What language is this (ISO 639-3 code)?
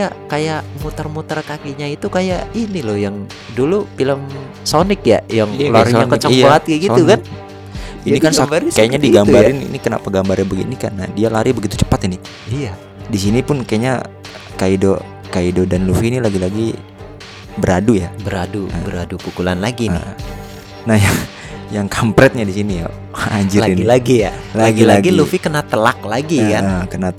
ind